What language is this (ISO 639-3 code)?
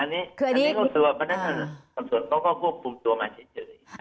tha